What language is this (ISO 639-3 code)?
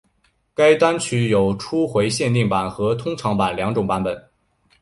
zho